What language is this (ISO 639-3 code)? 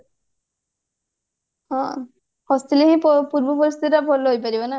ori